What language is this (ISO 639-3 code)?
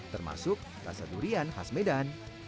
ind